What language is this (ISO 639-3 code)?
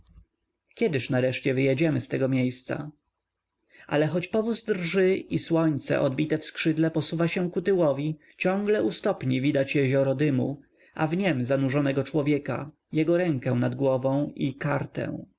pol